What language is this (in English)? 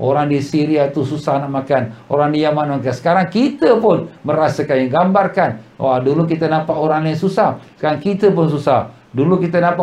Malay